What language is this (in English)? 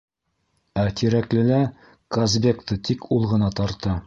Bashkir